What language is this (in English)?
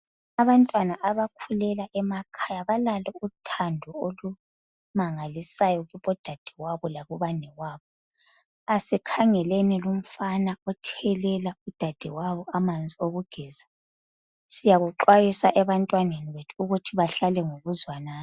North Ndebele